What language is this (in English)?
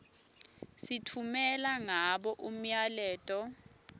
Swati